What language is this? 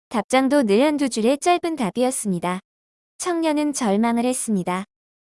Korean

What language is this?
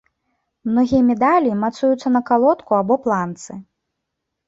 Belarusian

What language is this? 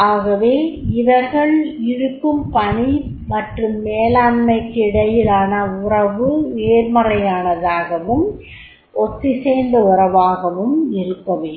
Tamil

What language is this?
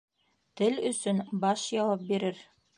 Bashkir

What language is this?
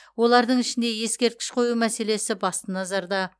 Kazakh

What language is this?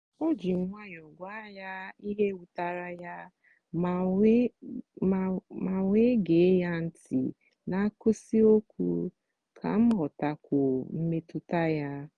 Igbo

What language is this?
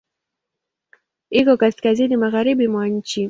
Swahili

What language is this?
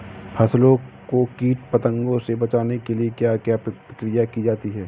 Hindi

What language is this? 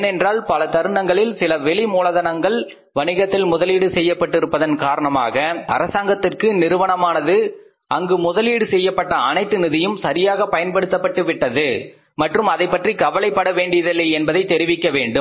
Tamil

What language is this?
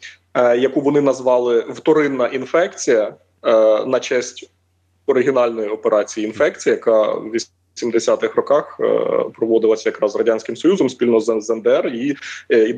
Ukrainian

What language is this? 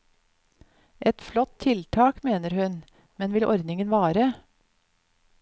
Norwegian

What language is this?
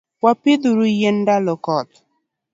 Luo (Kenya and Tanzania)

